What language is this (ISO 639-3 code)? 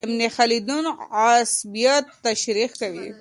pus